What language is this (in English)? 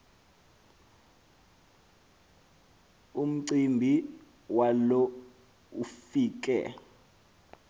Xhosa